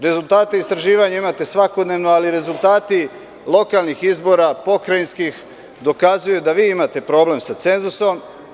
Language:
Serbian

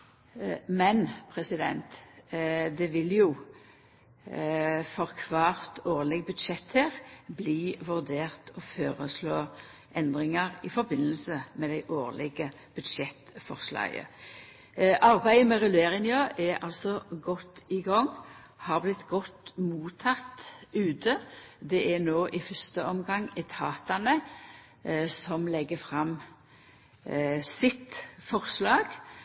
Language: Norwegian Nynorsk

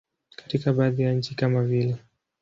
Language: Swahili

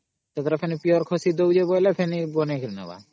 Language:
Odia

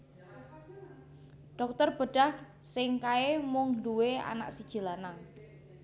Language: Javanese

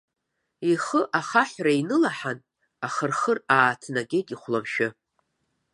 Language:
Abkhazian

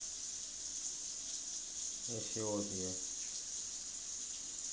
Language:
Russian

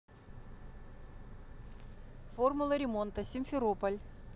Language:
Russian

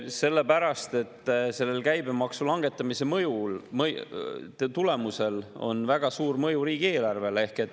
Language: Estonian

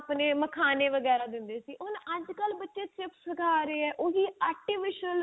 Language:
Punjabi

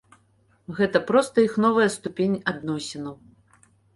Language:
Belarusian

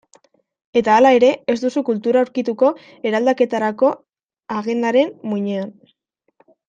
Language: Basque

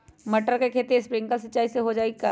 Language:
Magahi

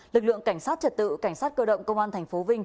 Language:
Vietnamese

